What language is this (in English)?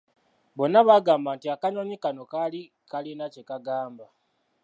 Ganda